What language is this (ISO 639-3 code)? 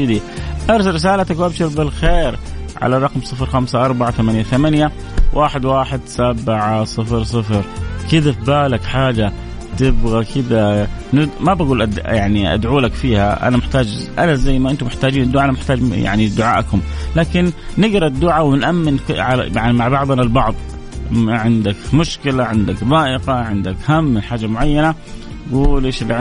ara